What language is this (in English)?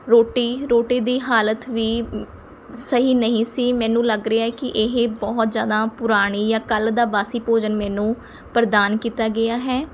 Punjabi